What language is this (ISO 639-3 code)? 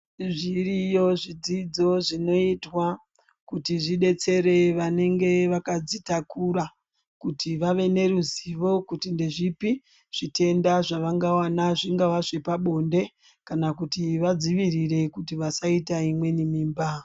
ndc